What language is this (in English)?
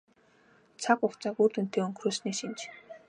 Mongolian